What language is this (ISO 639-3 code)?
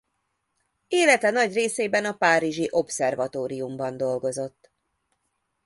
hun